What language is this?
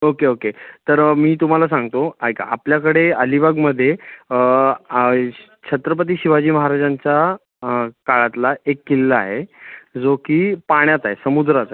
Marathi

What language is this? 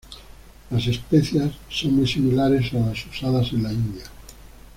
Spanish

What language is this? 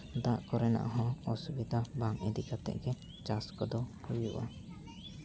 Santali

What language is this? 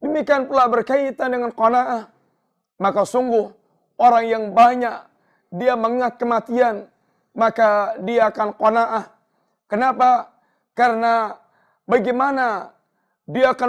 Indonesian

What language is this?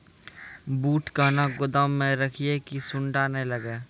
Maithili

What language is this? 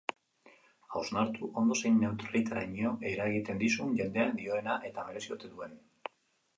Basque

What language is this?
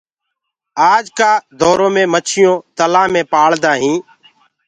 Gurgula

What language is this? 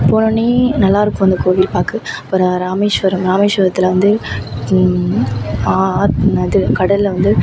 Tamil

